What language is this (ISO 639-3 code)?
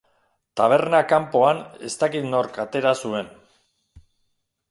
eus